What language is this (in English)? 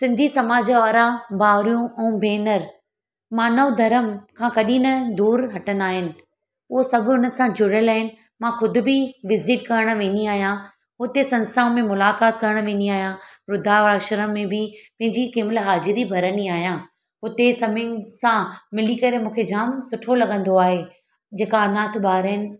Sindhi